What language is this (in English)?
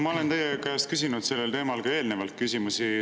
Estonian